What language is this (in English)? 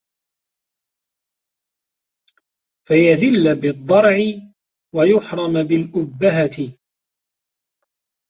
Arabic